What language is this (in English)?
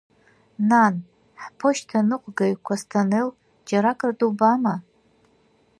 Abkhazian